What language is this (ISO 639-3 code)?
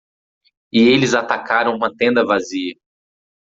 por